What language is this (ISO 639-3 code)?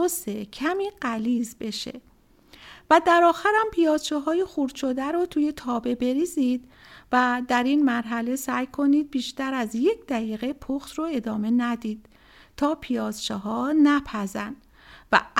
fas